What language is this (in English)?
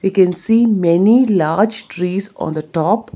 English